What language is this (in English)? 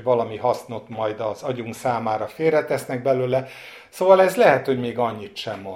Hungarian